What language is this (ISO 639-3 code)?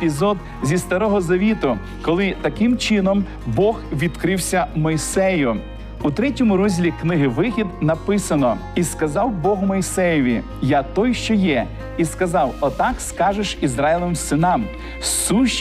ukr